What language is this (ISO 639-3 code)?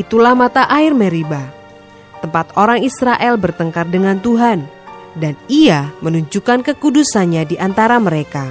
ind